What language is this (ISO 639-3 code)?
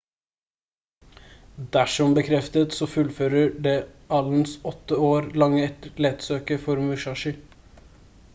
nob